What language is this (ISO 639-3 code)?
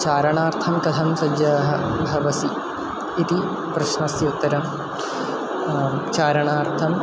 san